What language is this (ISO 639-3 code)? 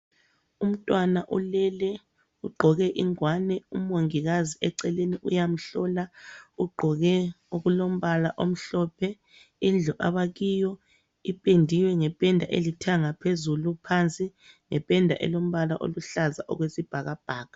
nde